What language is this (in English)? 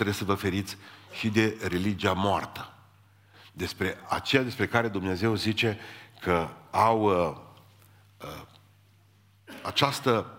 Romanian